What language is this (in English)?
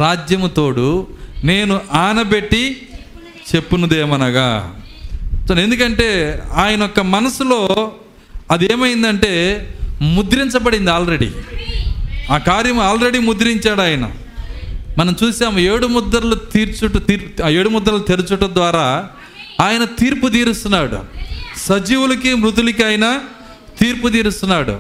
Telugu